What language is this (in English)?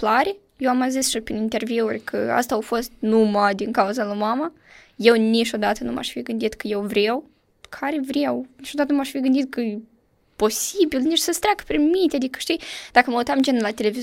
Romanian